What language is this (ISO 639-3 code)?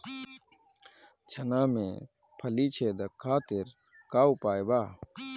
bho